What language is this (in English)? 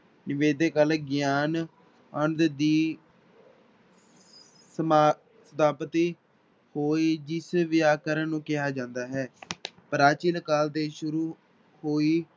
Punjabi